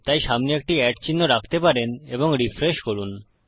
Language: Bangla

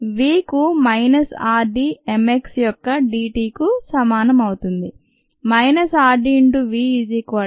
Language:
Telugu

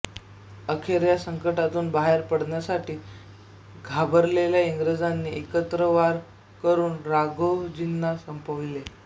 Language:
Marathi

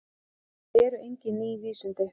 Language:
Icelandic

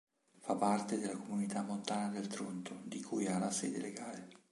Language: Italian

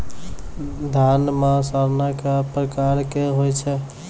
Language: Maithili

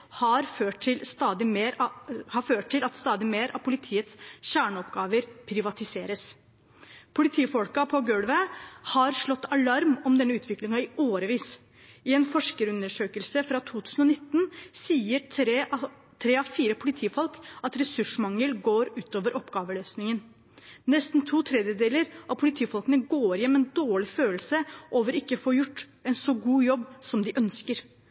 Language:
Norwegian Bokmål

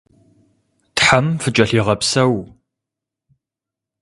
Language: Kabardian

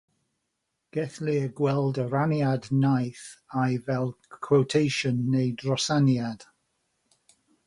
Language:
Welsh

